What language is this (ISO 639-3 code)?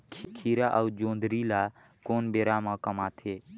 hne